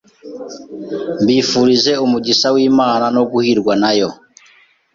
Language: Kinyarwanda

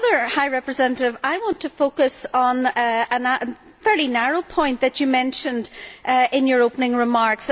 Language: English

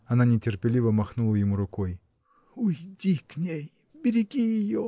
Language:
Russian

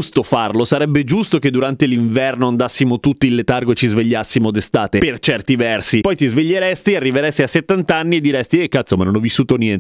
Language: Italian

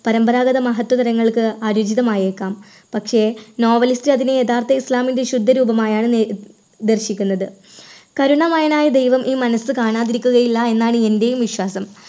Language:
Malayalam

